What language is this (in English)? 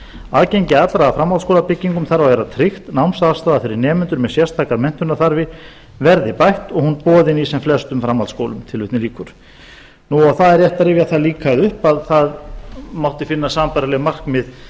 Icelandic